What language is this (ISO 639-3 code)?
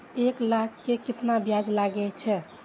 mai